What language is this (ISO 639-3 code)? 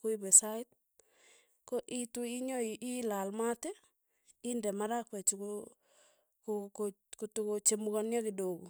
tuy